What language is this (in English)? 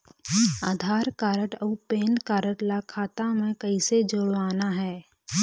Chhattisgarhi